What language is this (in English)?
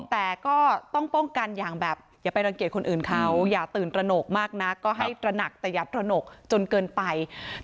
Thai